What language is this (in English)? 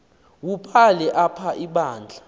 Xhosa